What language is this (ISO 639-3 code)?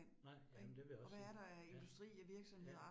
dan